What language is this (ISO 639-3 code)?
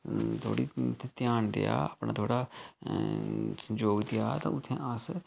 doi